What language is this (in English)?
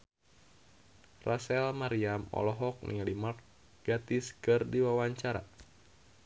Sundanese